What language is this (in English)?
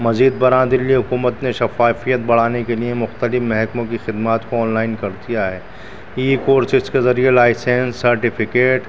Urdu